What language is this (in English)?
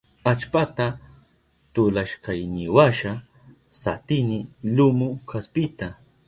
Southern Pastaza Quechua